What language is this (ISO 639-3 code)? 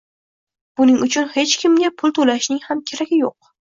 uzb